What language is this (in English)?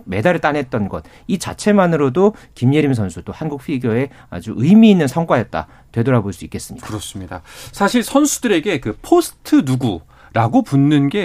Korean